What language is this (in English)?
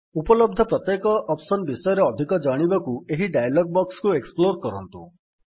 Odia